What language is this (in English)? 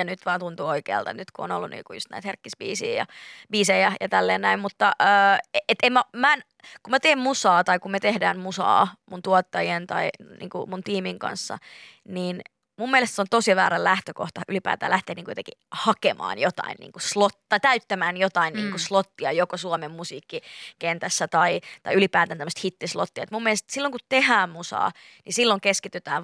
Finnish